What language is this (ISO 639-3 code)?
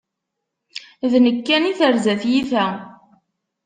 kab